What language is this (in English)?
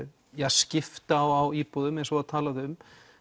Icelandic